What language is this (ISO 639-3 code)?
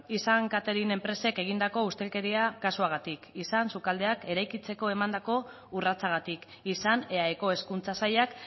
eus